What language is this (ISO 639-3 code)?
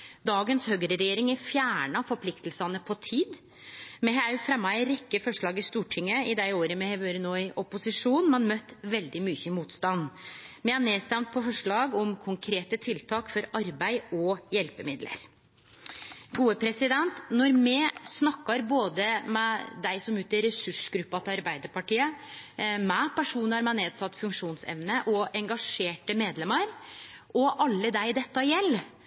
nno